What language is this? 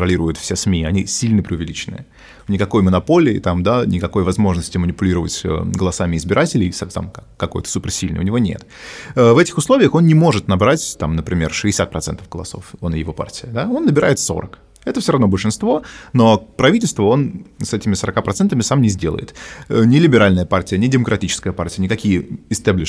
Russian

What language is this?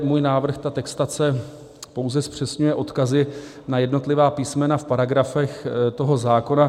Czech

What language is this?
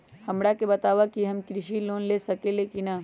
Magahi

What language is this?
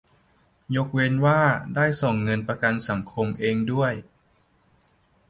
Thai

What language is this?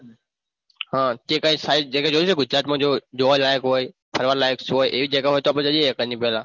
Gujarati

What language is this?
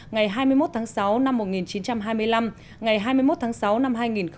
Vietnamese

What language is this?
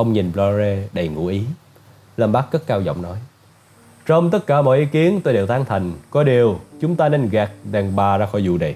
Vietnamese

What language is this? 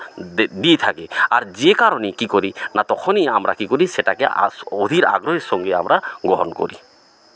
Bangla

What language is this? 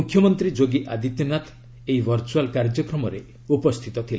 Odia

